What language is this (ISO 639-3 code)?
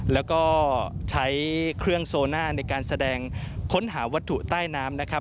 tha